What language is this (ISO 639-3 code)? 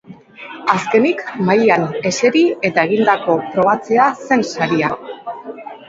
eus